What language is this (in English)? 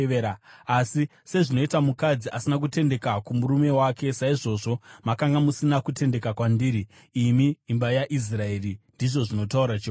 Shona